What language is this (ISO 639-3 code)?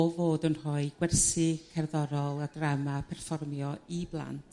cym